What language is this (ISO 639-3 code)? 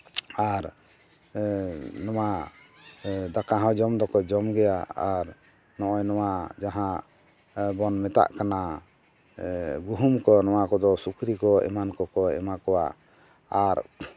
sat